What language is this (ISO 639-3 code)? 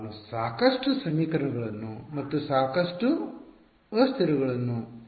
kan